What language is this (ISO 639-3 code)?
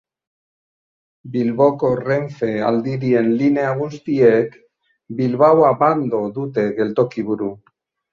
eus